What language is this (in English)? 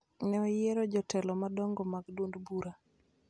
Luo (Kenya and Tanzania)